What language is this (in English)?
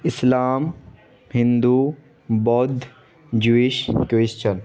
Urdu